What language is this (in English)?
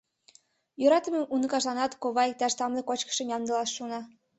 Mari